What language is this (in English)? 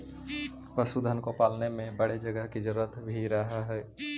Magahi